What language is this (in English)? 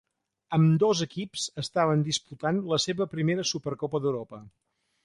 Catalan